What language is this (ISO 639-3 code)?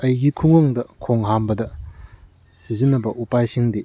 mni